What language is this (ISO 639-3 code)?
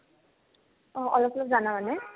asm